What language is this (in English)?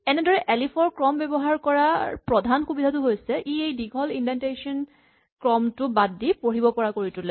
Assamese